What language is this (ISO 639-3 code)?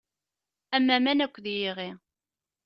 kab